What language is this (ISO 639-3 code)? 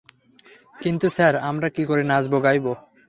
ben